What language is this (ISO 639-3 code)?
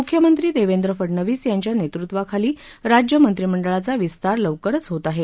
mar